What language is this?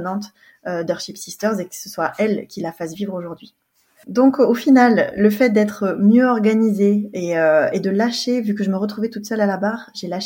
French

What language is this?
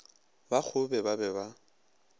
Northern Sotho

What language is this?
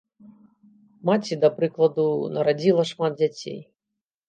Belarusian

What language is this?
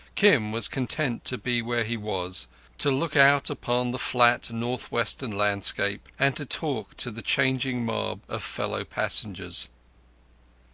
English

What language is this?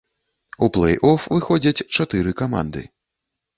Belarusian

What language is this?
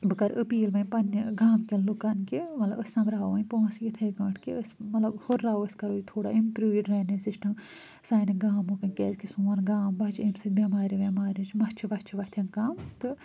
Kashmiri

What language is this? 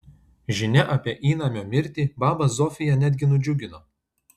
Lithuanian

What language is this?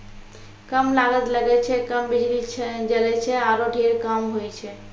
Maithili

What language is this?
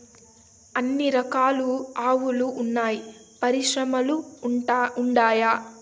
Telugu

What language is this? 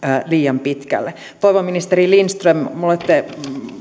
Finnish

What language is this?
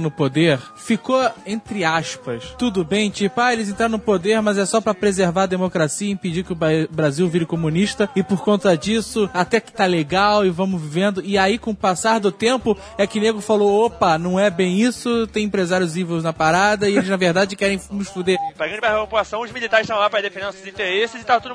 Portuguese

